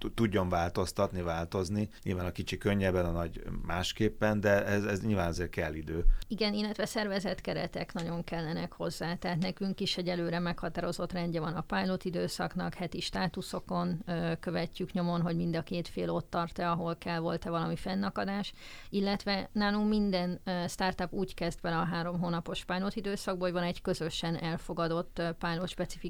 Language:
Hungarian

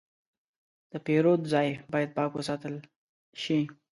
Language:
Pashto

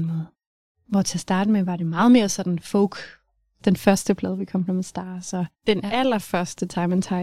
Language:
Danish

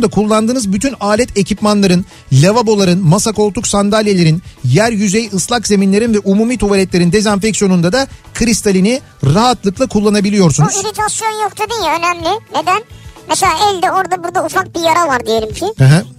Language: Turkish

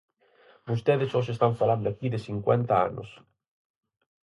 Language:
Galician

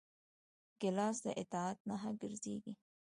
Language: Pashto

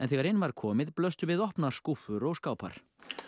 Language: Icelandic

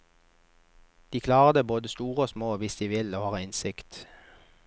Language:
Norwegian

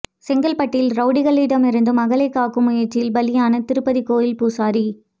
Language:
Tamil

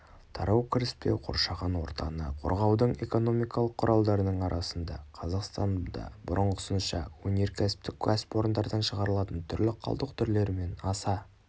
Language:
Kazakh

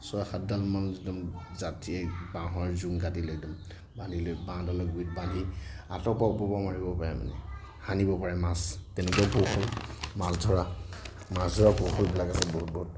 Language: Assamese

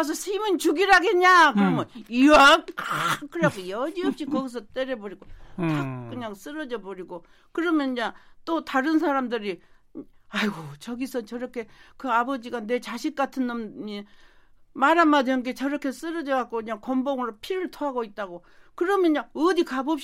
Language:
Korean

